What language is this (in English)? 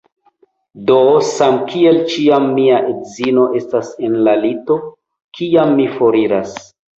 Esperanto